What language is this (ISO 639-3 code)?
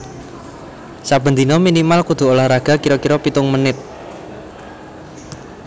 jav